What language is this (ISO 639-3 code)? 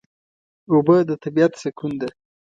pus